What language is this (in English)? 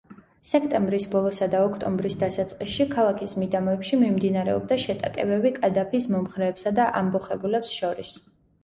Georgian